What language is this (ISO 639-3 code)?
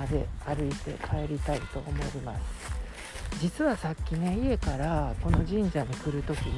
jpn